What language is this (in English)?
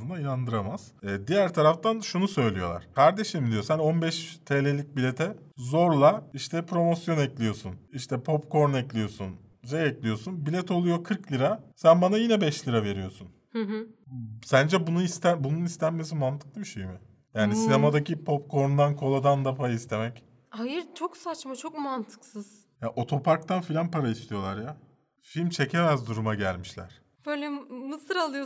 Turkish